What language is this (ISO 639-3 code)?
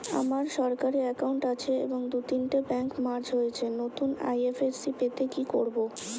ben